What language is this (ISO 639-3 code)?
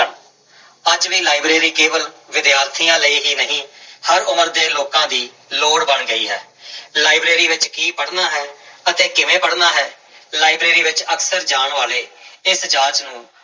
pan